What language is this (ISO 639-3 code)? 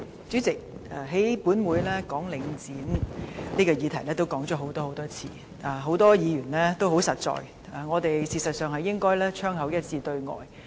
yue